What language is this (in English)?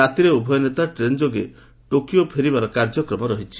Odia